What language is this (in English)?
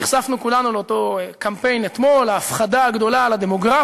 Hebrew